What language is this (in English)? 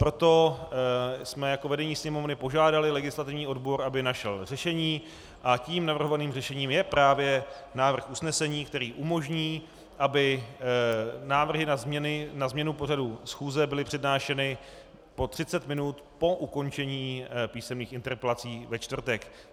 Czech